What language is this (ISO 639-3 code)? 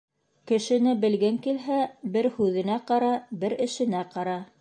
bak